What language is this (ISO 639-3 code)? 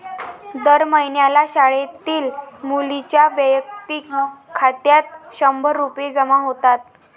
mar